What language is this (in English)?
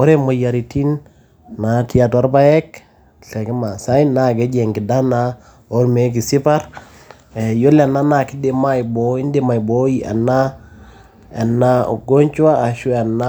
Masai